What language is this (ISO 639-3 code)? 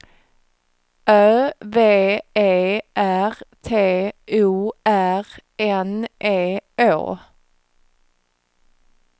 swe